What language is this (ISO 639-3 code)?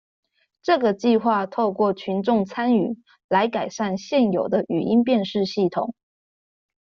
zho